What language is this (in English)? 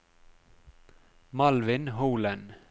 Norwegian